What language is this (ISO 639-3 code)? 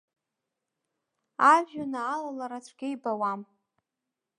abk